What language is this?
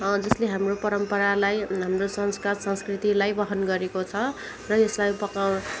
Nepali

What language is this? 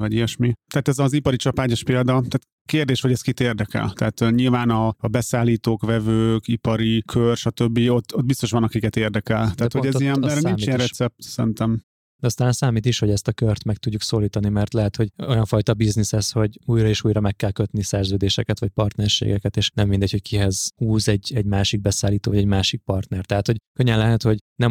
Hungarian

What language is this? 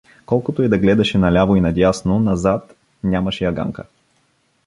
Bulgarian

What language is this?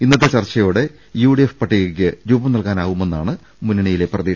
Malayalam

